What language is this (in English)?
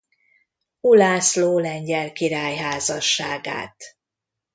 Hungarian